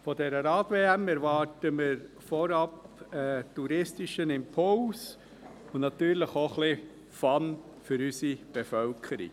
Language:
Swiss German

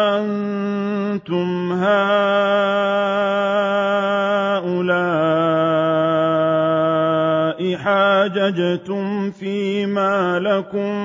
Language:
Arabic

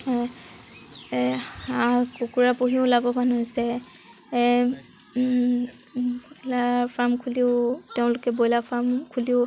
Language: Assamese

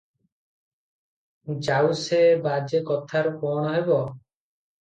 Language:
Odia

